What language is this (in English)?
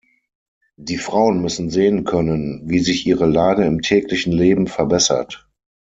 German